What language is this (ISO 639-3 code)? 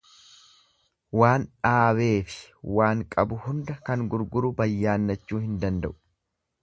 orm